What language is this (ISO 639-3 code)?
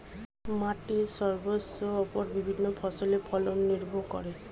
ben